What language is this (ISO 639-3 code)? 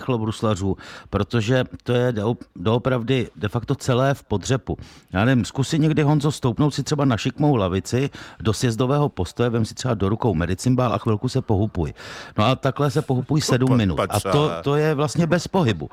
ces